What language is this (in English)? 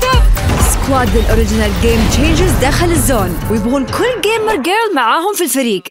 Arabic